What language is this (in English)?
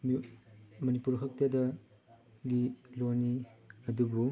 Manipuri